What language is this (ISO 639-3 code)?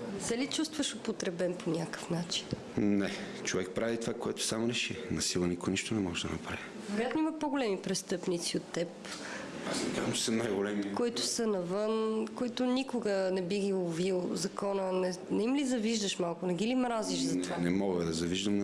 bul